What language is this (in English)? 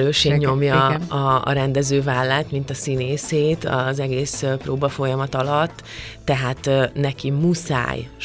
Hungarian